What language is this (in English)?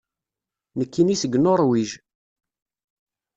Kabyle